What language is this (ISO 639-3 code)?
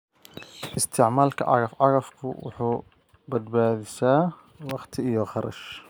som